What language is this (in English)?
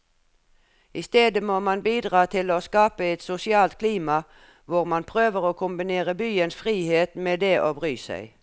Norwegian